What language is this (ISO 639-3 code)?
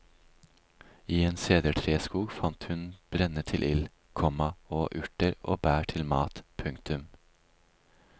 nor